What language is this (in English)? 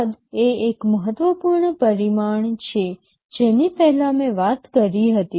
Gujarati